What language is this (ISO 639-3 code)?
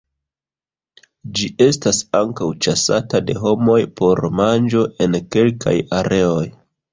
epo